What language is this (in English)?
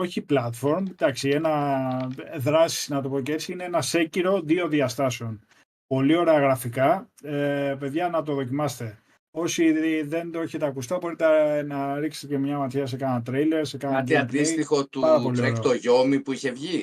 Greek